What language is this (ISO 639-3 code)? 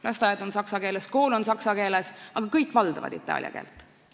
est